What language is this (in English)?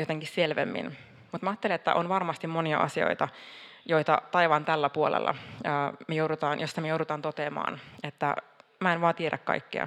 Finnish